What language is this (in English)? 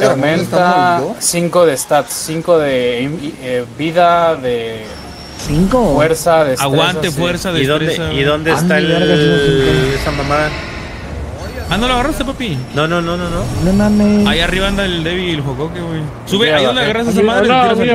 Spanish